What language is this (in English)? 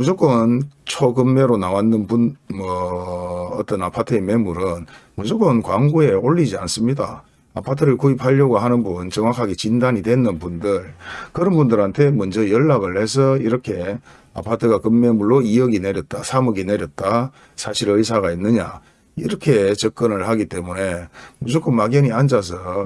Korean